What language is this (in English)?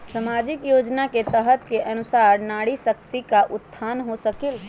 Magahi